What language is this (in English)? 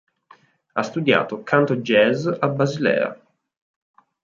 Italian